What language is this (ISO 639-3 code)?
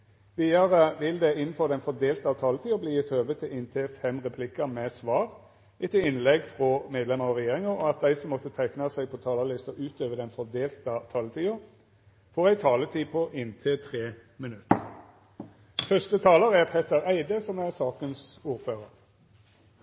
nno